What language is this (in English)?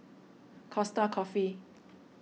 English